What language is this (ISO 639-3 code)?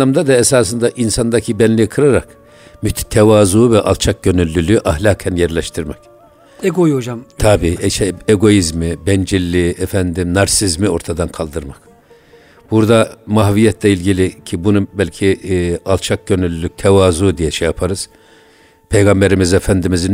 tur